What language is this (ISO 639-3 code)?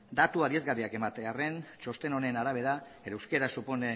eus